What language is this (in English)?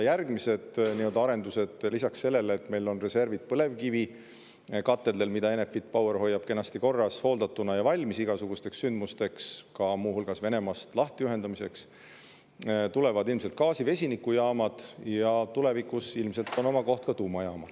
Estonian